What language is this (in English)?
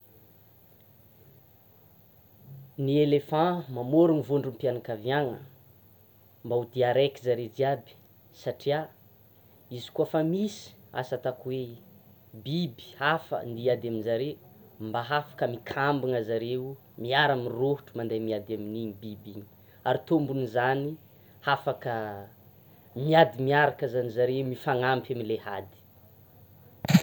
Tsimihety Malagasy